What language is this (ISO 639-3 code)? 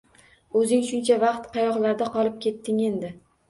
uzb